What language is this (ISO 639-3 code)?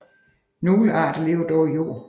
dan